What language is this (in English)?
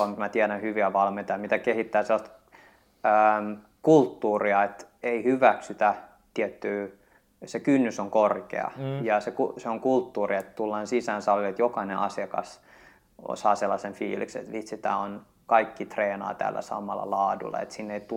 Finnish